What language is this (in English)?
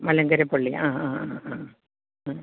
Malayalam